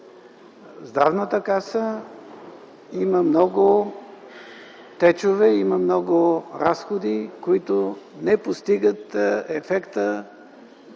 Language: Bulgarian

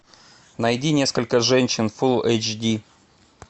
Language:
Russian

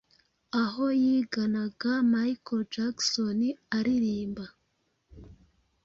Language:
Kinyarwanda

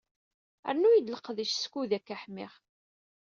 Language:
Kabyle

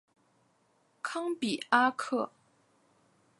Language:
Chinese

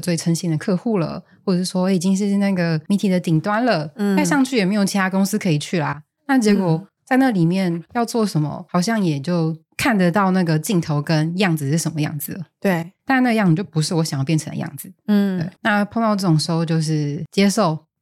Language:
Chinese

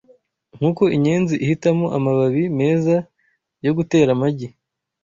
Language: Kinyarwanda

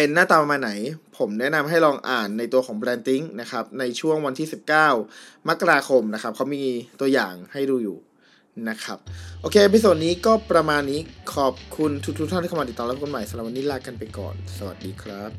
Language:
Thai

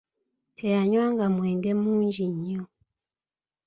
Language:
Ganda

